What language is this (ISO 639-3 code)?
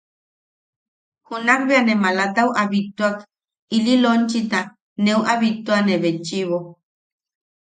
yaq